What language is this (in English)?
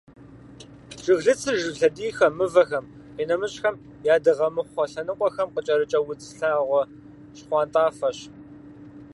Kabardian